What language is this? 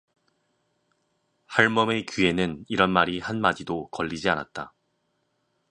Korean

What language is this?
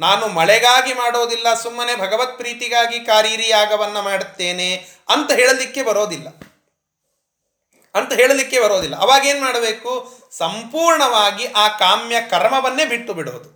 Kannada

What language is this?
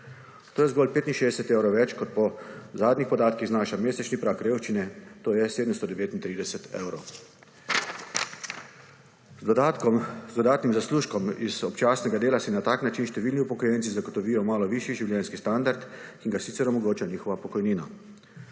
Slovenian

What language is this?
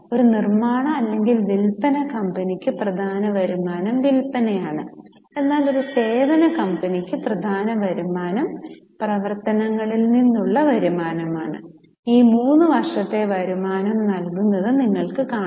Malayalam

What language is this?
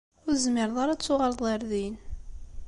Kabyle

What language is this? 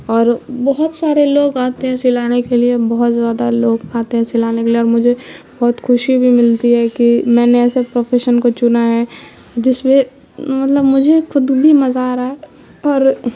Urdu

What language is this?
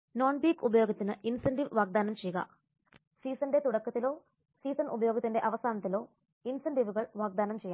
Malayalam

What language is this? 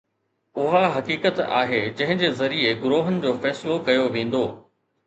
Sindhi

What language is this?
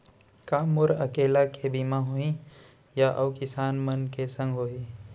Chhattisgarhi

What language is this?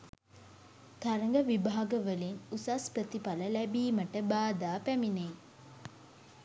Sinhala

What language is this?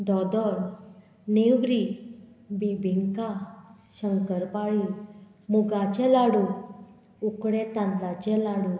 Konkani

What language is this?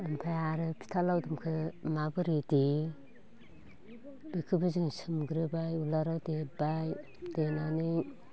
Bodo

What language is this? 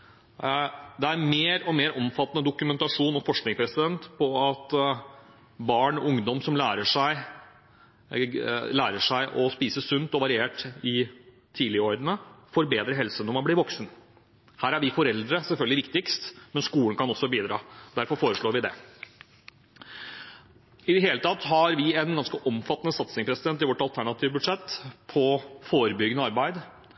Norwegian Bokmål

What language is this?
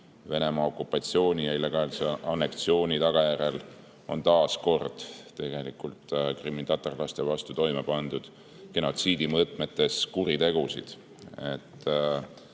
Estonian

